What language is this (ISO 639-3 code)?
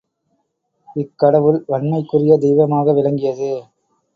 tam